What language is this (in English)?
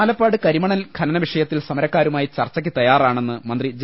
Malayalam